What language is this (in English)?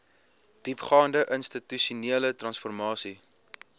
Afrikaans